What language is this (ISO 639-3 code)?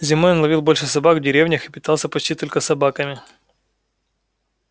rus